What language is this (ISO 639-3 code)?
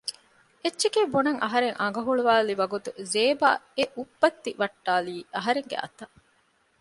div